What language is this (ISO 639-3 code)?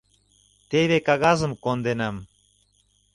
chm